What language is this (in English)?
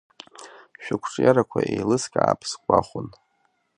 Abkhazian